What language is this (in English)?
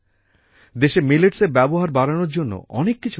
Bangla